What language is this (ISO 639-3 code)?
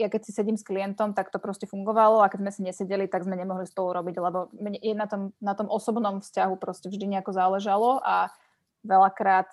slk